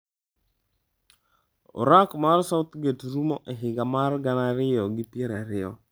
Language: Luo (Kenya and Tanzania)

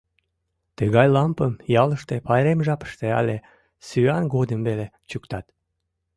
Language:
Mari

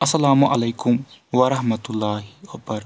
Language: Kashmiri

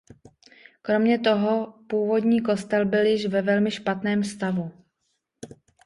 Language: Czech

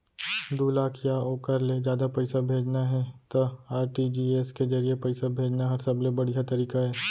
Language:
Chhattisgarhi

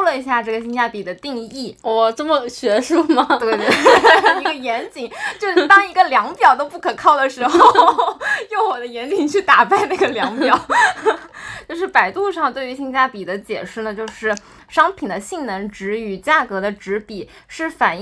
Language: Chinese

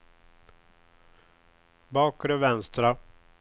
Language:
Swedish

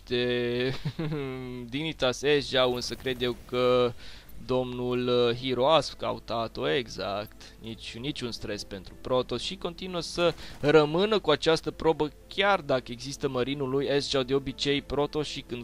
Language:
Romanian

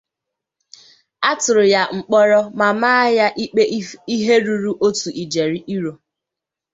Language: Igbo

